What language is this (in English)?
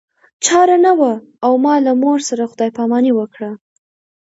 Pashto